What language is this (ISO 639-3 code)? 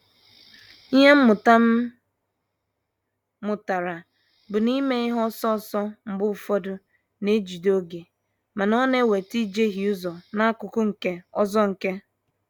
ibo